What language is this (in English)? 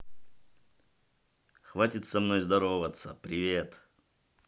Russian